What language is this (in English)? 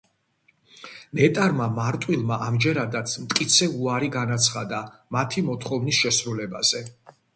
Georgian